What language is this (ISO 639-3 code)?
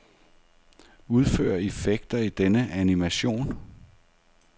dan